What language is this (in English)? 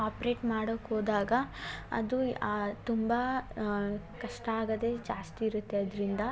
Kannada